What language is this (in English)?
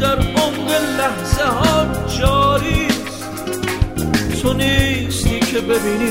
Persian